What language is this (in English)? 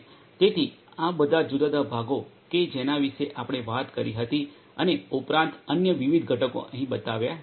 Gujarati